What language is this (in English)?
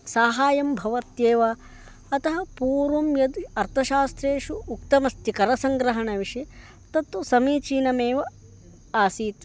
Sanskrit